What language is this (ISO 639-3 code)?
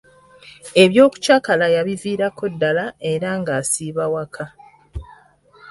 lug